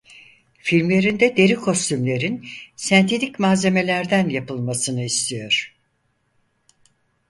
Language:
Turkish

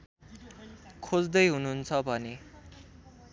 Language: Nepali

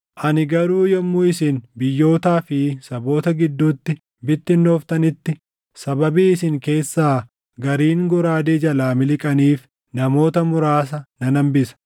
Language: Oromo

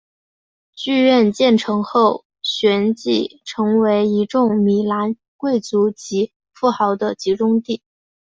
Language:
Chinese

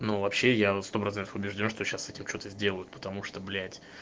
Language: Russian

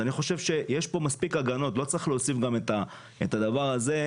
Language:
Hebrew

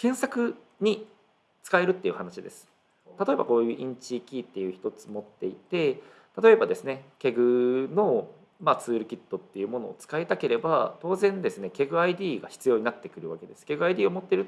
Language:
Japanese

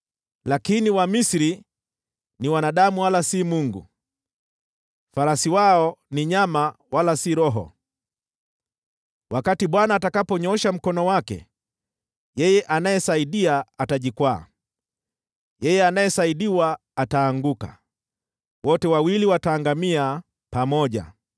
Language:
Swahili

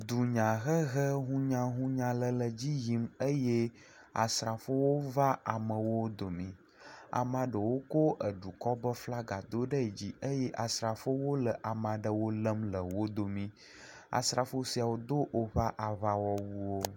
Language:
Ewe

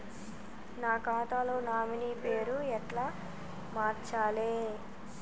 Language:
Telugu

